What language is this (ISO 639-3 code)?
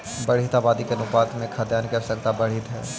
mag